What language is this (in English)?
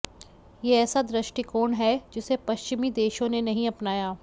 Hindi